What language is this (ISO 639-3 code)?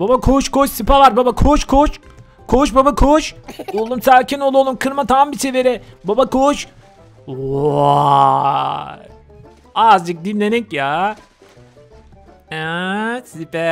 tur